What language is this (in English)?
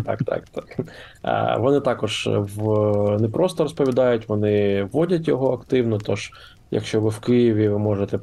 Ukrainian